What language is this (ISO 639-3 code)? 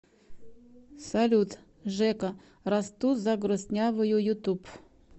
rus